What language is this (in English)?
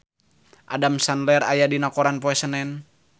Sundanese